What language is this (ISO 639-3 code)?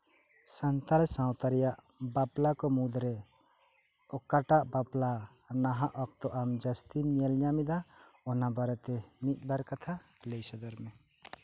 sat